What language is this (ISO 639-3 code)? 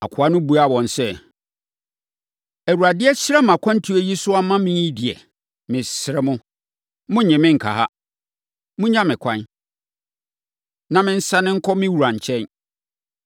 aka